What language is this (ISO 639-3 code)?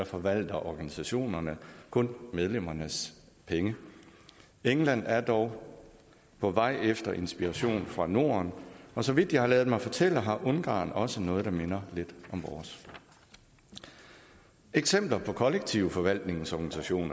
dan